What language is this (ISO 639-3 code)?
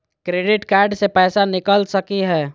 mag